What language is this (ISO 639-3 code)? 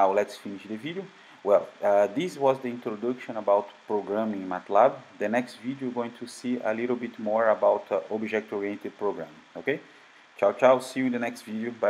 eng